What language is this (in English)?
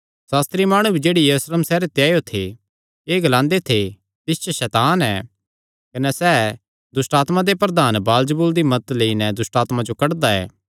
Kangri